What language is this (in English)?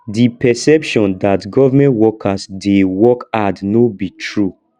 Nigerian Pidgin